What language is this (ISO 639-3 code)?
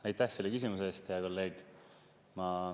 est